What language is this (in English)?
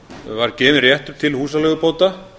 Icelandic